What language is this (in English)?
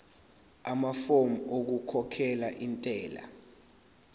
Zulu